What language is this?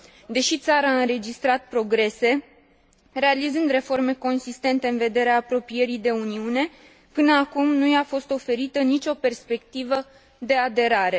Romanian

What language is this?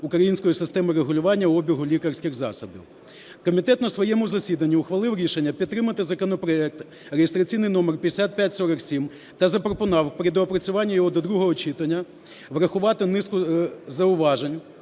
Ukrainian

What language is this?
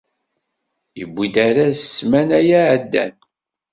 Kabyle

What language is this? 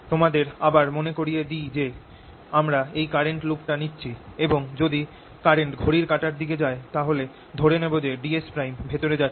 Bangla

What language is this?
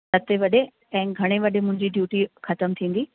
Sindhi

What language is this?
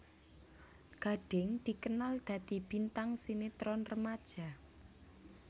Javanese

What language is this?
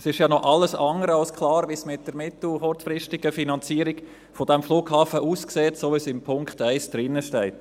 Swiss German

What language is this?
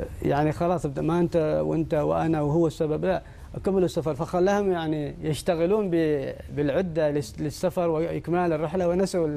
Arabic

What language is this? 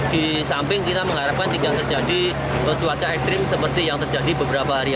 Indonesian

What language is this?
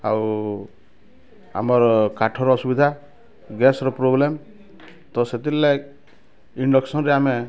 Odia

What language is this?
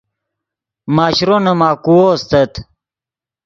Yidgha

